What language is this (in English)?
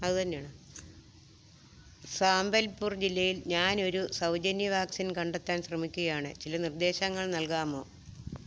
Malayalam